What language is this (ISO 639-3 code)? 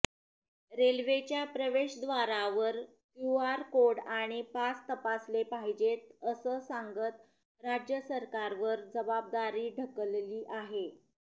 mar